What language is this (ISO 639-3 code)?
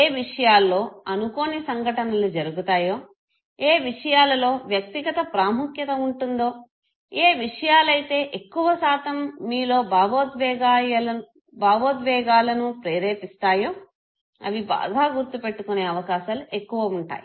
tel